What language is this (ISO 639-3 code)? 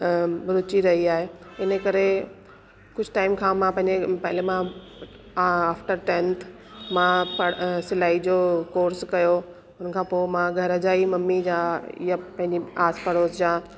snd